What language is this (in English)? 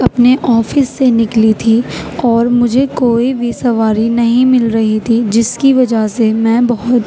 Urdu